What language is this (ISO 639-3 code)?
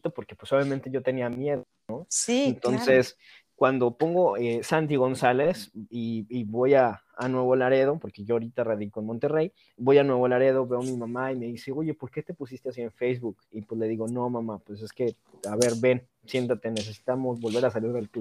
spa